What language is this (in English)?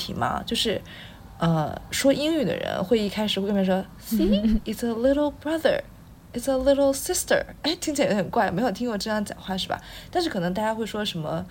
Chinese